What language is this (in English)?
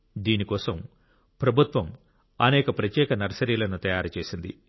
Telugu